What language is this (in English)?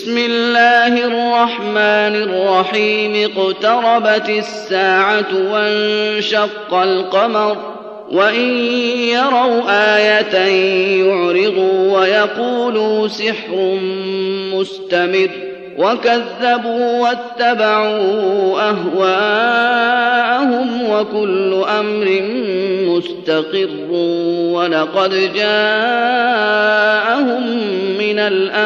Arabic